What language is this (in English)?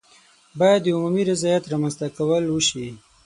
Pashto